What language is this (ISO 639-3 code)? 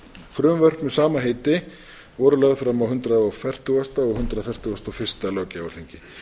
isl